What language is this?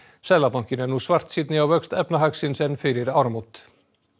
Icelandic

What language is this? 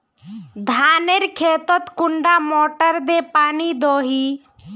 Magahi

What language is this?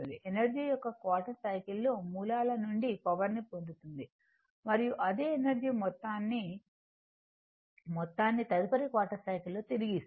Telugu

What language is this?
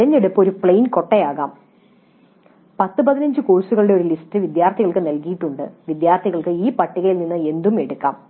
Malayalam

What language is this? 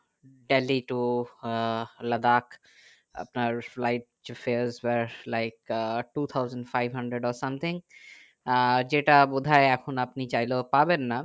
Bangla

